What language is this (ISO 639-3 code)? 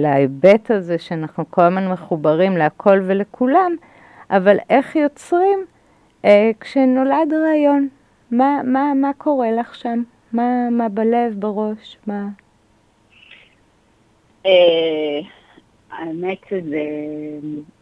heb